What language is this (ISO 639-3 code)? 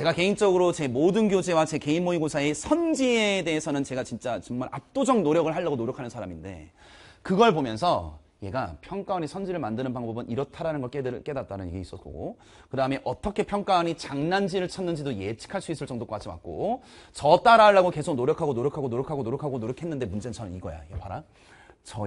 kor